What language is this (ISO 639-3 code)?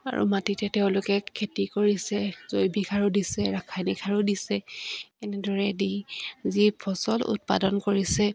asm